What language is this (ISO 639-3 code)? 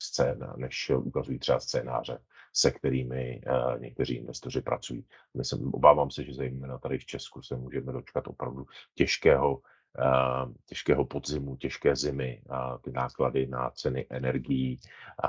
ces